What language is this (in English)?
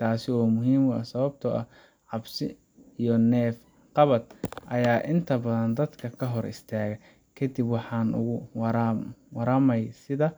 Somali